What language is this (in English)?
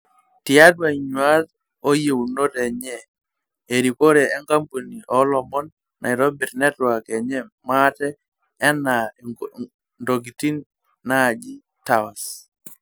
Masai